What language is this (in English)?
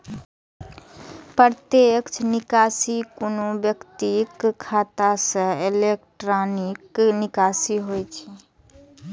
Maithili